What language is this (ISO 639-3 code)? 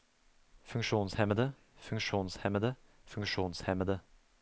nor